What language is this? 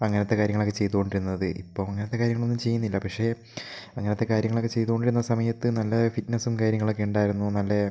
Malayalam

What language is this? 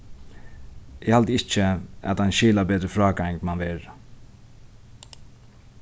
Faroese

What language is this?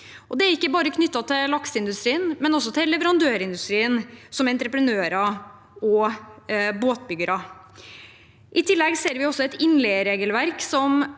Norwegian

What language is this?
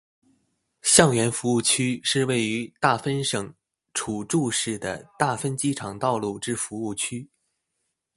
Chinese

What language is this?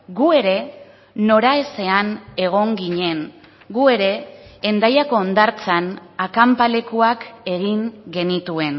Basque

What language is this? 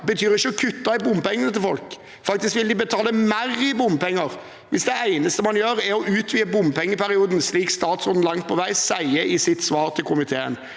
Norwegian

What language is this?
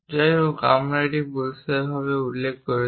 Bangla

